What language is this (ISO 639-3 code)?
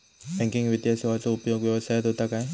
mar